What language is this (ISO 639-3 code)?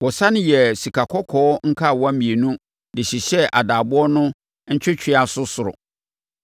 aka